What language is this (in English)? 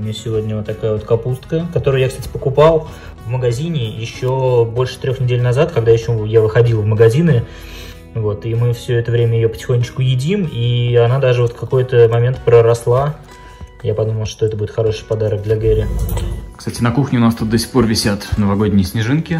Russian